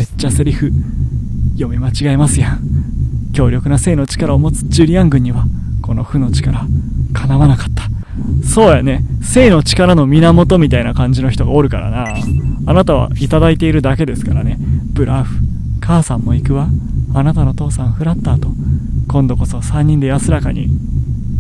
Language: Japanese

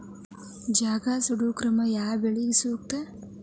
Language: Kannada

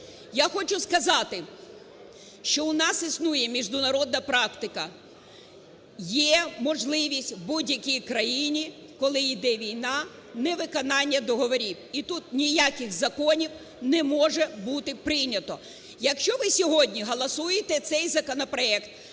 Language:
Ukrainian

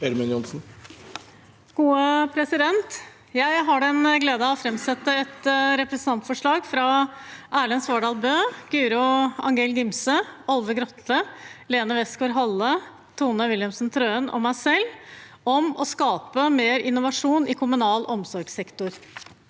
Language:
Norwegian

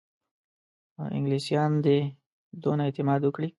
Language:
Pashto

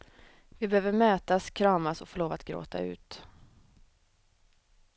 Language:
Swedish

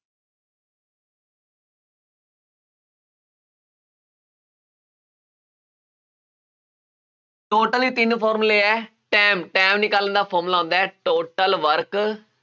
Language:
Punjabi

